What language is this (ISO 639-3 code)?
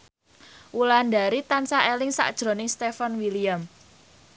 jav